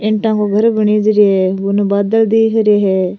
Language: Rajasthani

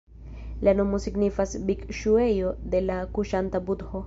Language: Esperanto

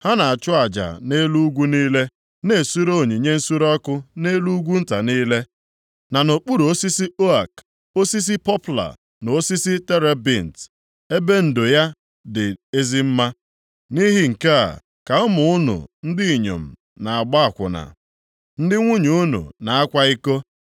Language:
Igbo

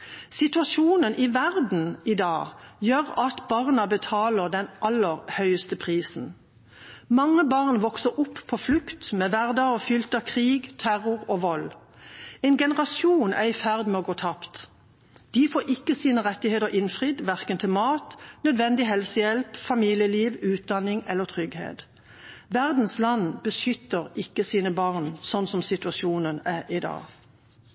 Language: Norwegian Bokmål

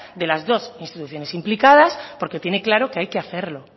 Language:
Spanish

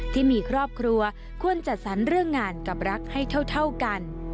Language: Thai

